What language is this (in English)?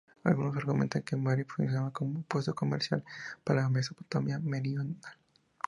Spanish